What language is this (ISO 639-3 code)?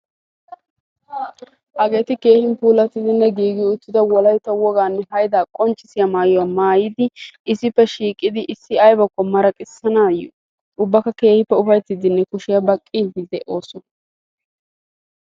wal